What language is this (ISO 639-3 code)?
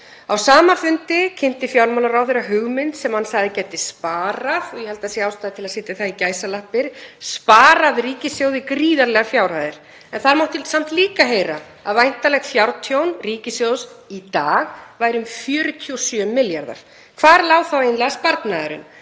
isl